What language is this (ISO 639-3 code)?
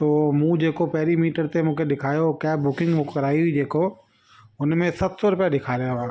snd